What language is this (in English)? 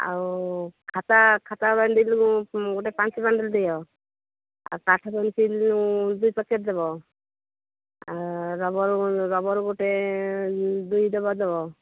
Odia